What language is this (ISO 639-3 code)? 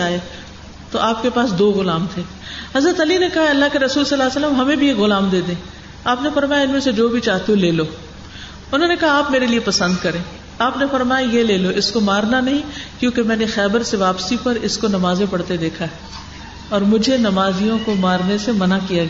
urd